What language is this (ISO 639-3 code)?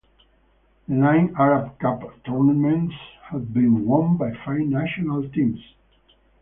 eng